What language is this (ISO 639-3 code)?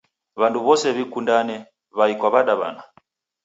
dav